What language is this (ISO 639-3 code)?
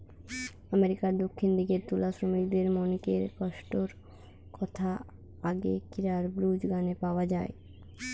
ben